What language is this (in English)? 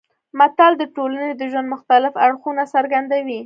Pashto